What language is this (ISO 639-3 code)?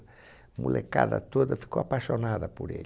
por